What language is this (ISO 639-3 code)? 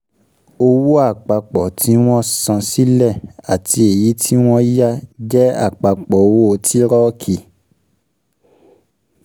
yor